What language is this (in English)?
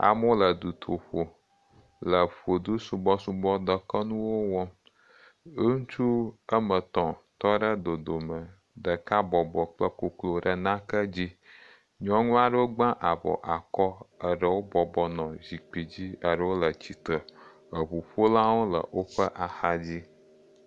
Ewe